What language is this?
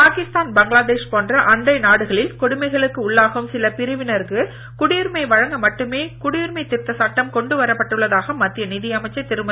Tamil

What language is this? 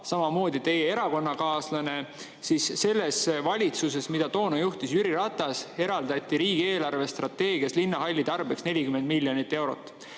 Estonian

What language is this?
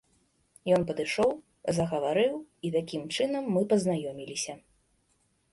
Belarusian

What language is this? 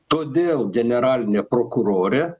Lithuanian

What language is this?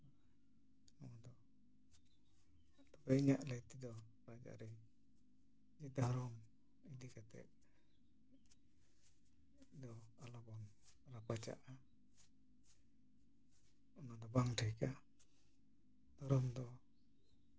Santali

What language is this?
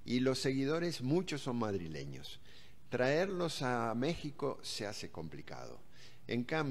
Spanish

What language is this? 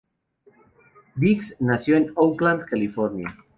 Spanish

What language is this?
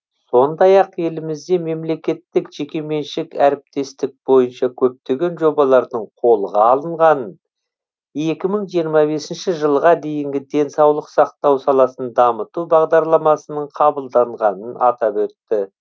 Kazakh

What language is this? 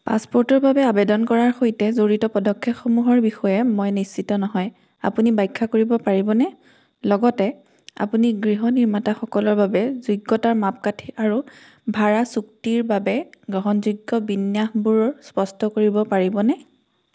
Assamese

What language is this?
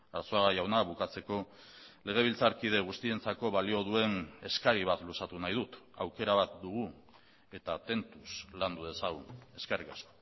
Basque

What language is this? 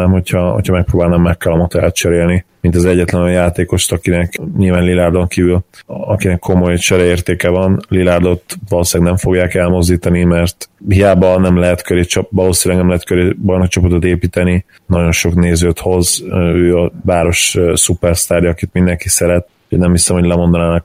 Hungarian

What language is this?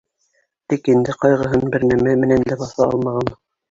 Bashkir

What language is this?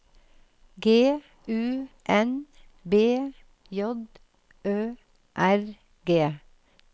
Norwegian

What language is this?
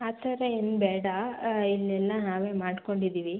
Kannada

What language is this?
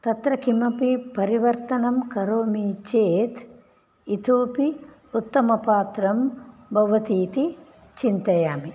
Sanskrit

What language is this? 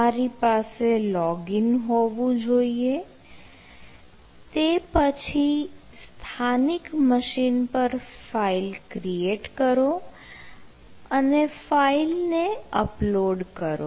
Gujarati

